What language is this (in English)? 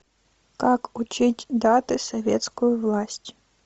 Russian